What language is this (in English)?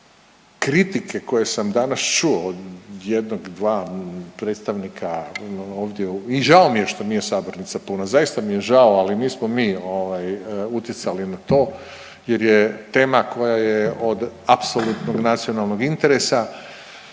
Croatian